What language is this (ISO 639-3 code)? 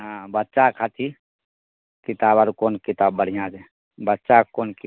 mai